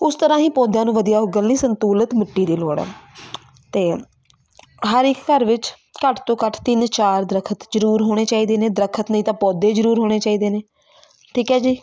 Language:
Punjabi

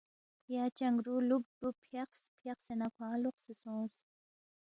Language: Balti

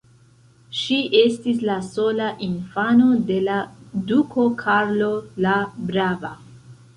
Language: Esperanto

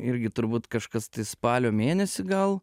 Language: Lithuanian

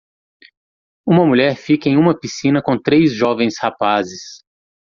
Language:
Portuguese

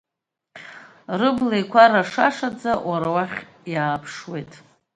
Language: Abkhazian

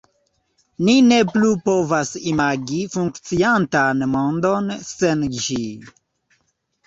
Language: Esperanto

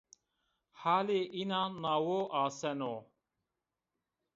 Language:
Zaza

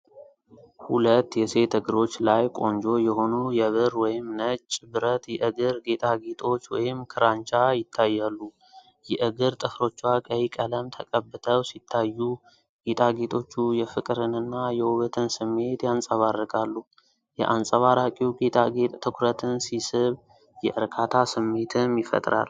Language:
Amharic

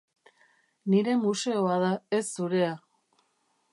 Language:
Basque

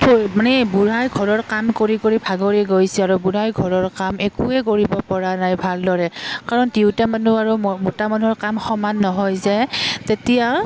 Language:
Assamese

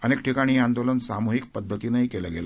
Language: Marathi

